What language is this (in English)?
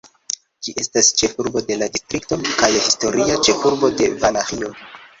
Esperanto